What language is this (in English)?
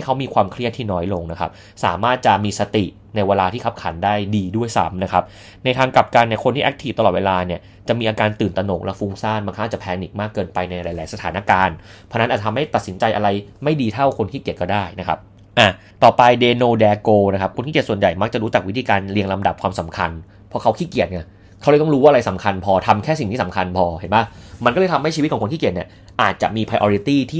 Thai